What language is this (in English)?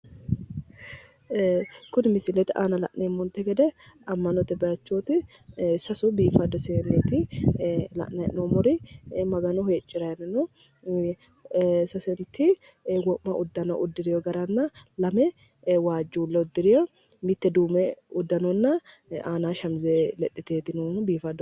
Sidamo